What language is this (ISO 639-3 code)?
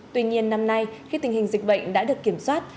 vie